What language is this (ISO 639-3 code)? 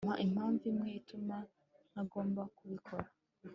kin